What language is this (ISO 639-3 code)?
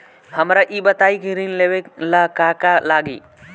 bho